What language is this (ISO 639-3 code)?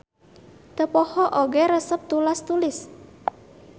sun